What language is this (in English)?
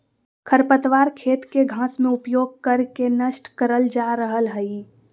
Magahi